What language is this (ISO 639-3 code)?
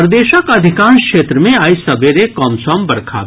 mai